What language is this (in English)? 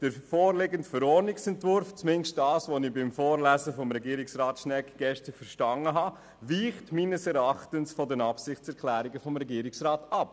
Swiss German